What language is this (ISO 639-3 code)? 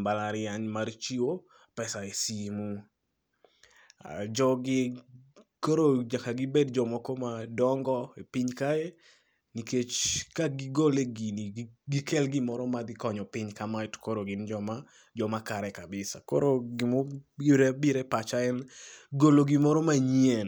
luo